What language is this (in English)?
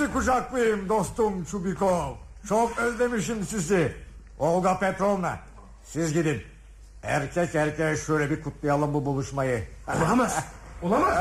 Turkish